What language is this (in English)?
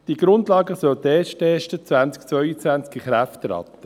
Swiss German